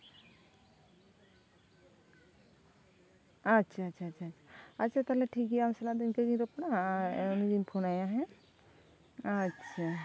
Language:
Santali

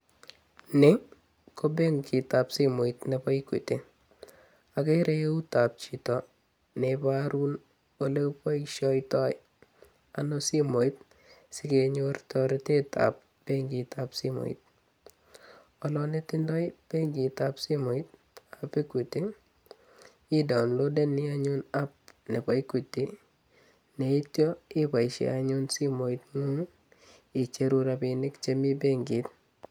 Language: Kalenjin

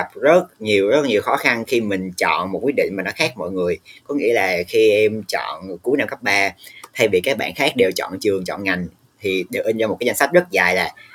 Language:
Vietnamese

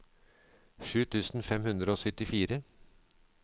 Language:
Norwegian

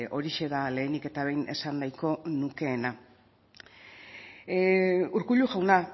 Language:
Basque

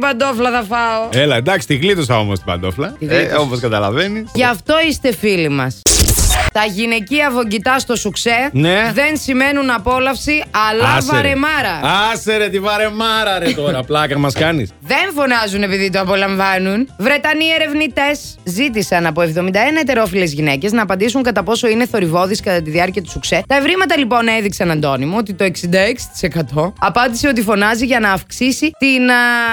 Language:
Greek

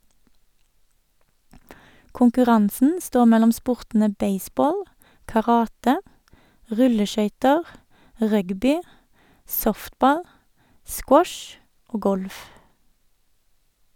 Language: Norwegian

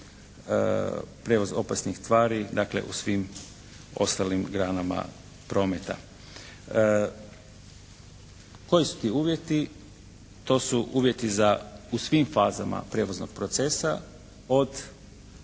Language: Croatian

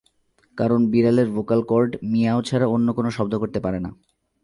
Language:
Bangla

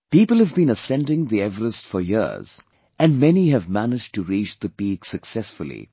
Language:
English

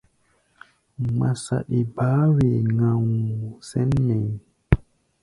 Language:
Gbaya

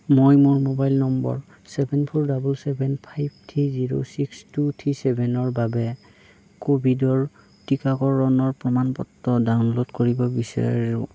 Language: Assamese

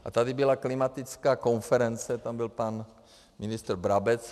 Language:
Czech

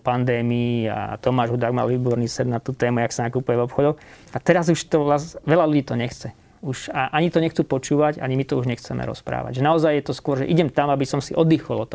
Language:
Slovak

